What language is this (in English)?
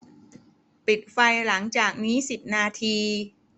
Thai